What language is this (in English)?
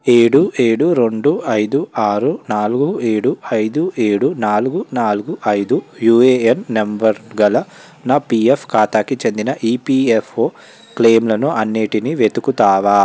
Telugu